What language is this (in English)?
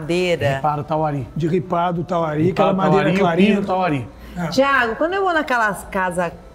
Portuguese